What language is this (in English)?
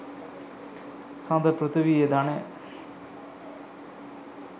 Sinhala